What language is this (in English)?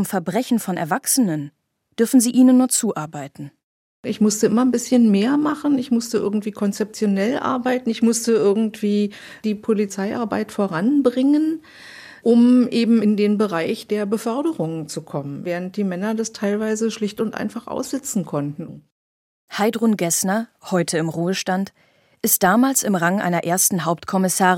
German